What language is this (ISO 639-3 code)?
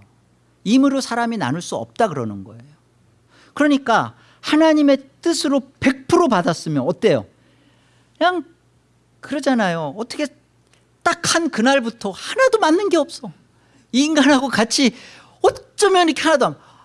kor